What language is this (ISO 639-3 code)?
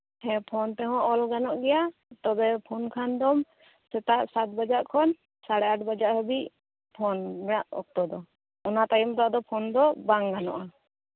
sat